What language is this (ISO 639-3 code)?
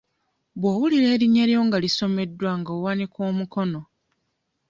lug